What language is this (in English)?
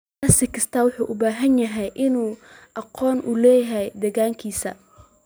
Somali